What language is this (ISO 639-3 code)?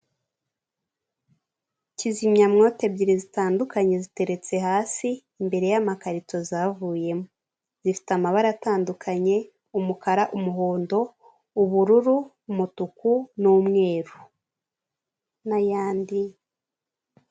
kin